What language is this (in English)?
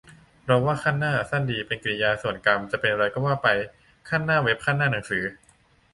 Thai